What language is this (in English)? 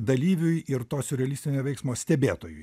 Lithuanian